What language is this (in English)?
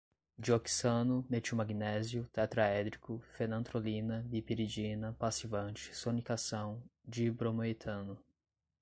Portuguese